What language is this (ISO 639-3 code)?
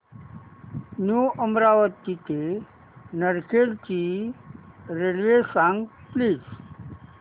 mar